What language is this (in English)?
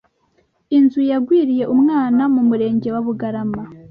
Kinyarwanda